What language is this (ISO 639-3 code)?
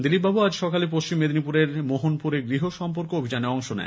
ben